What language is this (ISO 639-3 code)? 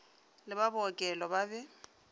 nso